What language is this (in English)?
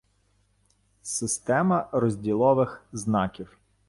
Ukrainian